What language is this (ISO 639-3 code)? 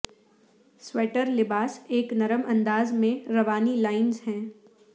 urd